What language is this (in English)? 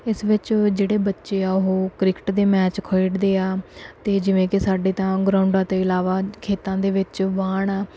Punjabi